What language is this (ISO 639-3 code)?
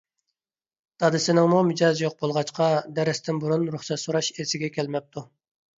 uig